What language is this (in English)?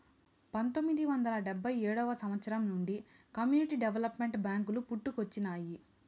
Telugu